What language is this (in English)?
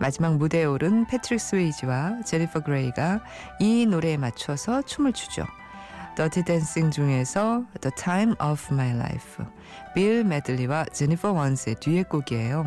Korean